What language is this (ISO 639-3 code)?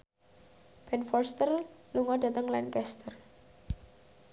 jav